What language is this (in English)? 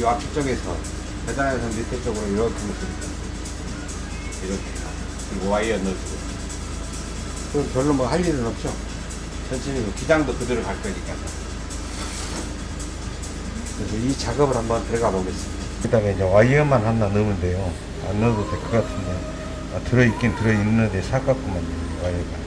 Korean